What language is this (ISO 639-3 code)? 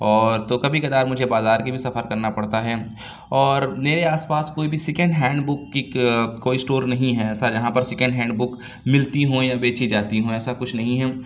urd